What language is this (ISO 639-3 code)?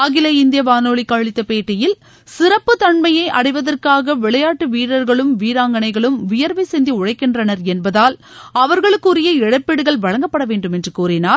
tam